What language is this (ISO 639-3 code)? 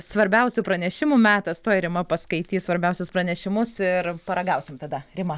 lit